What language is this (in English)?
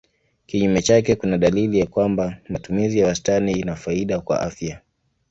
Swahili